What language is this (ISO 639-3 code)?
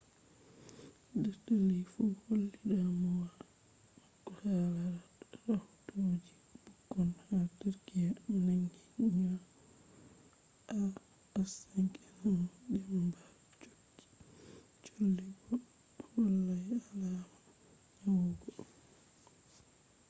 ful